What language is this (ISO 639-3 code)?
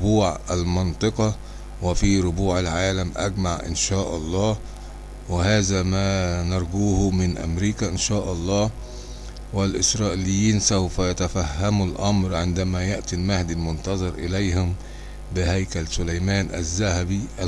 ara